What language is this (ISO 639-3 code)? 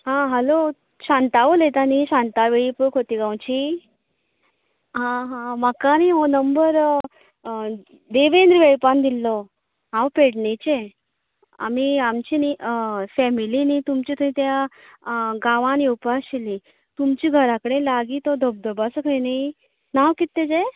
kok